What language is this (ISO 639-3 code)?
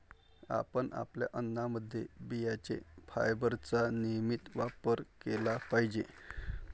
mar